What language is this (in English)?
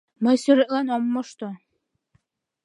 Mari